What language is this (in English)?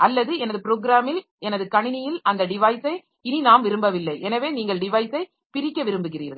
Tamil